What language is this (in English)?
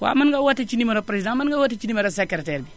Wolof